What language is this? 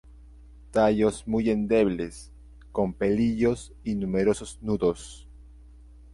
Spanish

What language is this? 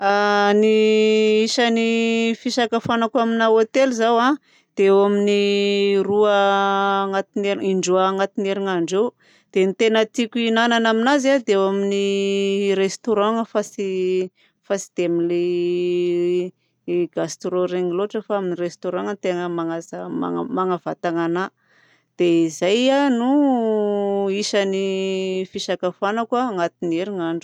Southern Betsimisaraka Malagasy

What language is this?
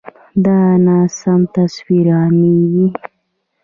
Pashto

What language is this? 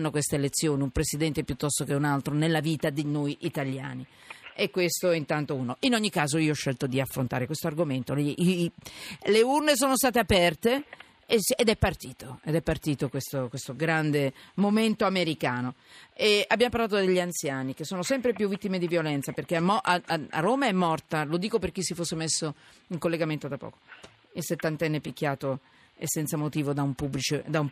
Italian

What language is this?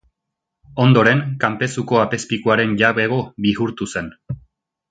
Basque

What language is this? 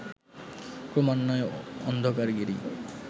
Bangla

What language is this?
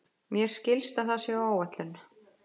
Icelandic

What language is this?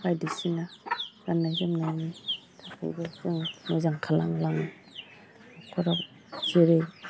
Bodo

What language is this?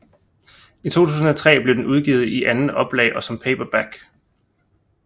Danish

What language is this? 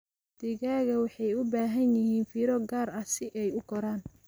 Somali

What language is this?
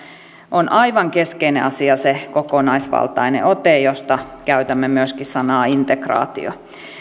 Finnish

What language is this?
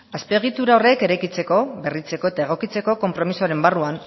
Basque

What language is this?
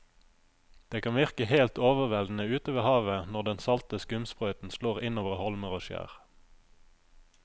Norwegian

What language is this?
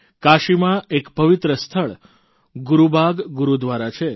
Gujarati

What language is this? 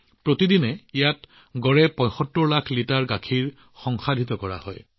Assamese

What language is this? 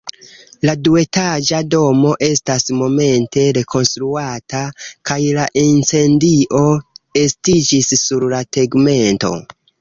Esperanto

